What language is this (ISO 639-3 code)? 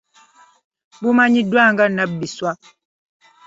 lug